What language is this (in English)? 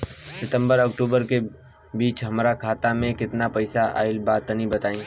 Bhojpuri